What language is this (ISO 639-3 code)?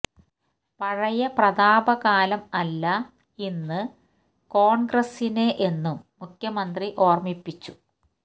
mal